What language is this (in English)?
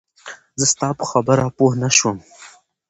Pashto